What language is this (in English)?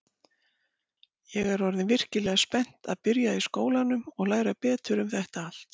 Icelandic